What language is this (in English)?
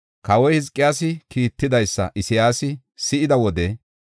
Gofa